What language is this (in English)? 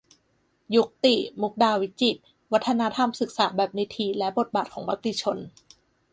Thai